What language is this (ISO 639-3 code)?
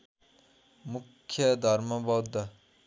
nep